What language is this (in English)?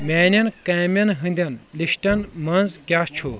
Kashmiri